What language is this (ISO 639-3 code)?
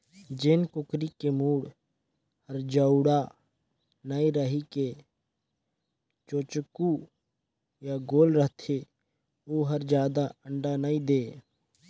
hne